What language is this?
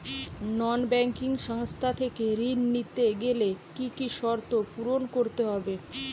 Bangla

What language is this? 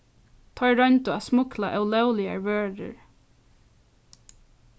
Faroese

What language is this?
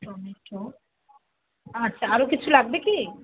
Bangla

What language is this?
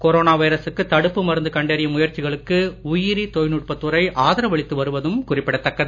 Tamil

